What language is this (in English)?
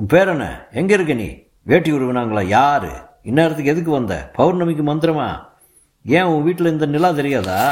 Tamil